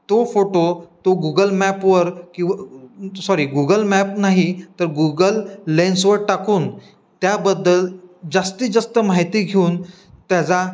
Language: Marathi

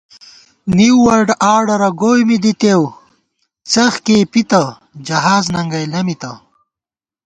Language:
Gawar-Bati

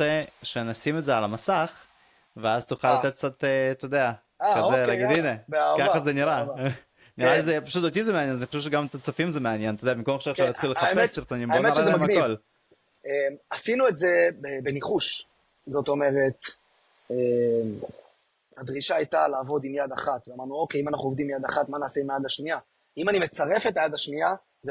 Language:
Hebrew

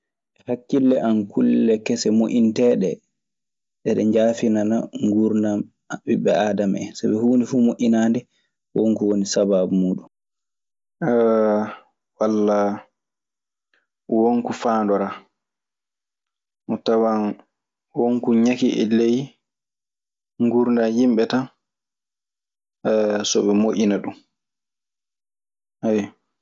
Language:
Maasina Fulfulde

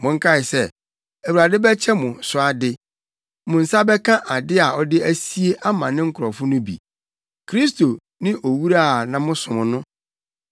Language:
Akan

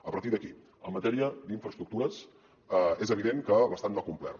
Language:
Catalan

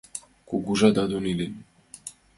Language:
Mari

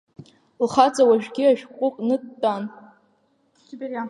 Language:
Abkhazian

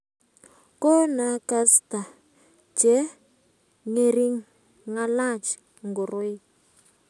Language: Kalenjin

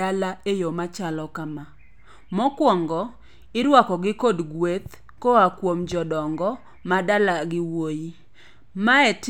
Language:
Luo (Kenya and Tanzania)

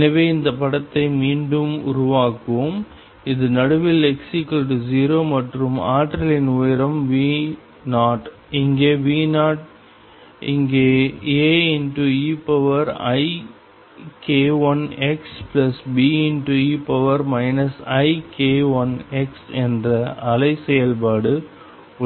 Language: Tamil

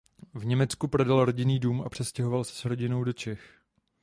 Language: Czech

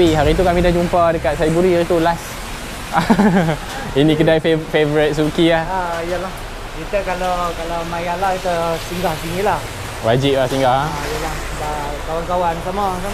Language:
Malay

